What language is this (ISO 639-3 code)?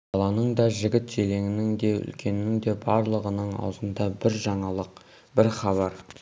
kaz